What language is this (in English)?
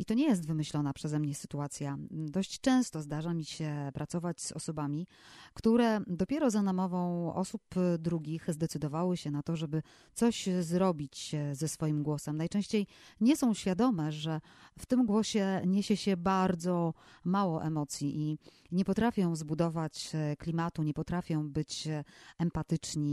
Polish